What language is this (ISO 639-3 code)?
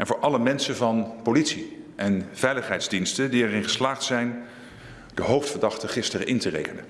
nld